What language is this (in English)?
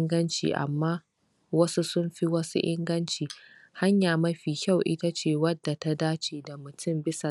Hausa